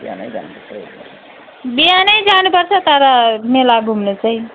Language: Nepali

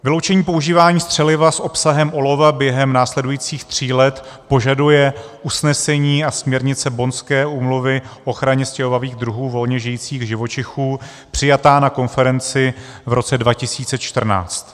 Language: Czech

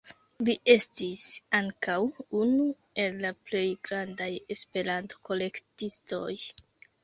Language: Esperanto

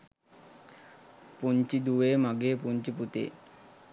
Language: Sinhala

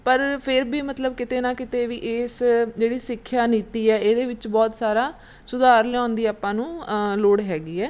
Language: Punjabi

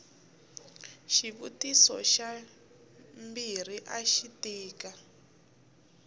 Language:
Tsonga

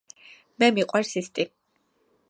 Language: Georgian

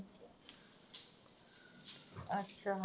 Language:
Punjabi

